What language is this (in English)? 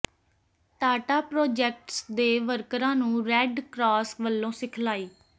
Punjabi